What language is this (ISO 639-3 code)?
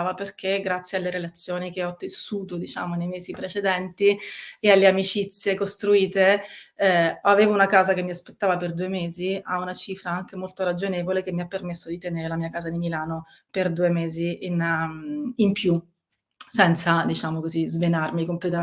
ita